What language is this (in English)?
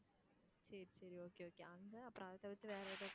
Tamil